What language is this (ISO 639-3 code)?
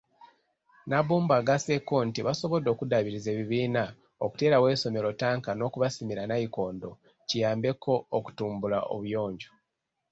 lug